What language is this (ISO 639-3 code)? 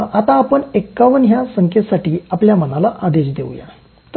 mar